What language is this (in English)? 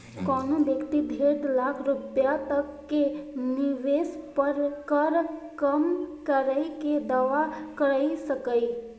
Maithili